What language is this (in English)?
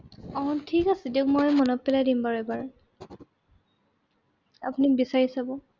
Assamese